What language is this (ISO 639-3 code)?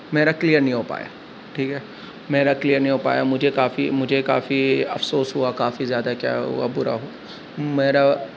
urd